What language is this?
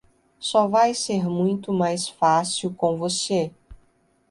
Portuguese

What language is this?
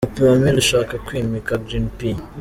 Kinyarwanda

